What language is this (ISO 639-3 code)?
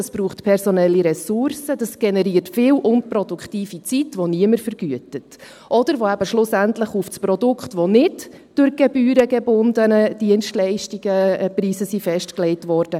gsw